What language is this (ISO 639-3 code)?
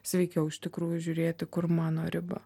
lit